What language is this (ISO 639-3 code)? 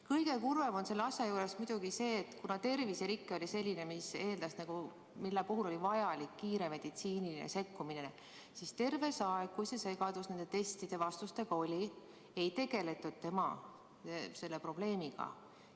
est